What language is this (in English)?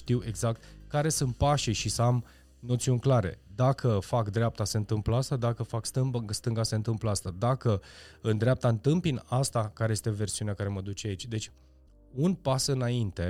Romanian